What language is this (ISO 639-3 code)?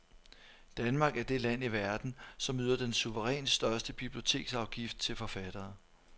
dan